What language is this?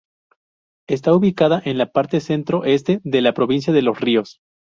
Spanish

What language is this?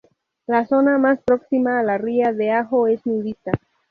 Spanish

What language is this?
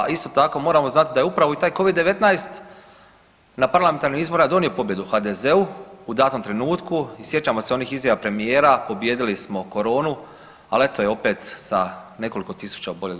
Croatian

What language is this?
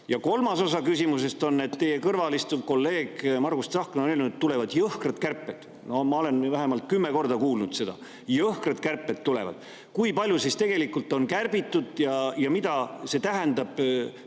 Estonian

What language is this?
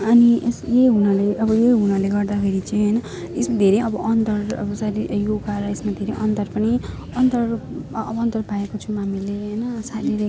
Nepali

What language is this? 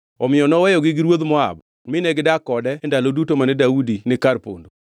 Luo (Kenya and Tanzania)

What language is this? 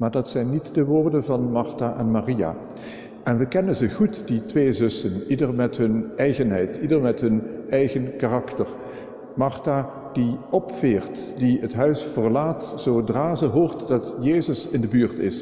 Dutch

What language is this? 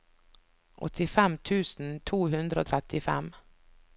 Norwegian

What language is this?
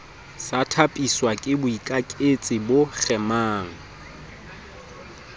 Southern Sotho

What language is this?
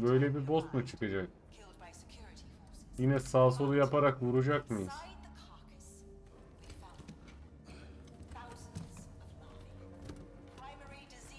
Turkish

